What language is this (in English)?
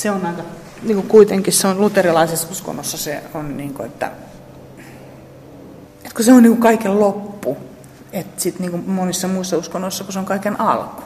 Finnish